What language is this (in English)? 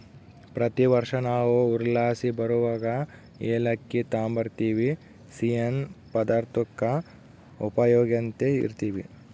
Kannada